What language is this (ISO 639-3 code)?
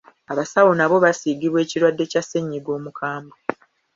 lug